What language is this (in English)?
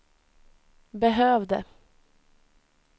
Swedish